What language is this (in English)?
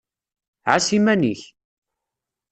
Kabyle